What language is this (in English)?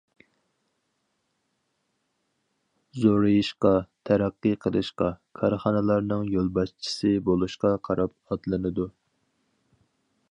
Uyghur